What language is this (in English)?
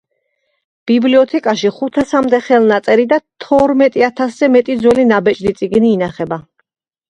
Georgian